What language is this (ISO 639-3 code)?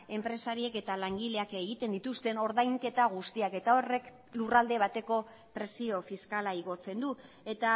eus